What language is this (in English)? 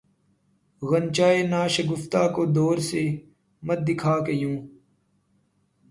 Urdu